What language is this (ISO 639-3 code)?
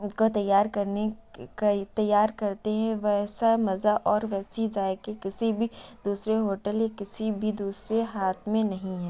urd